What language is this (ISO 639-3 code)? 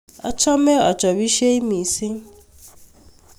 kln